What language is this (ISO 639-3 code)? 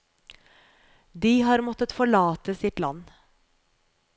nor